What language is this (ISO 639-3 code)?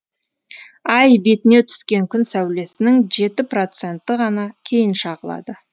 kaz